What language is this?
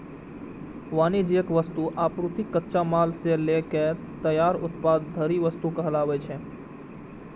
Maithili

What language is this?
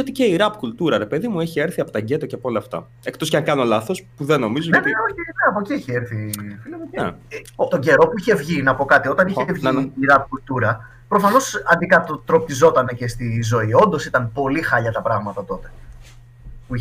Greek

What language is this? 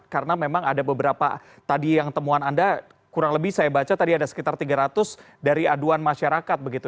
Indonesian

